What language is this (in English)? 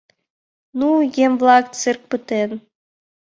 Mari